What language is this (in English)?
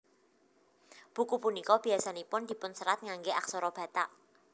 Javanese